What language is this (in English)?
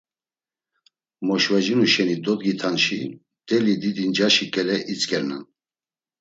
Laz